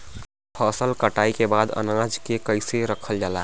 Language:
Bhojpuri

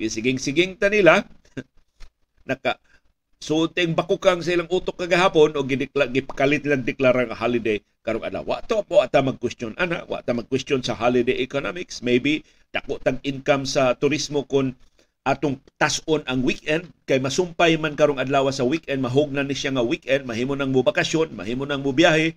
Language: Filipino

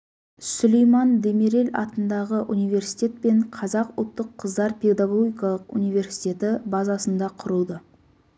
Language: Kazakh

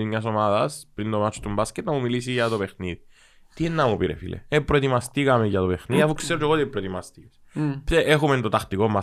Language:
Greek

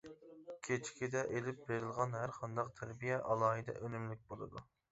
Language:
Uyghur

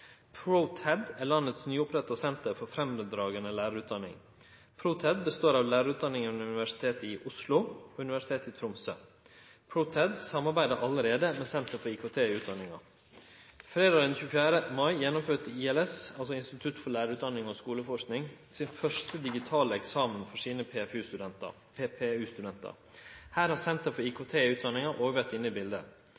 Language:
Norwegian Nynorsk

